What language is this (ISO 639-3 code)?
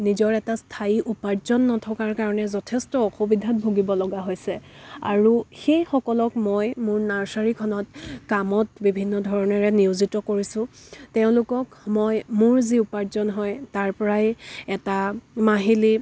asm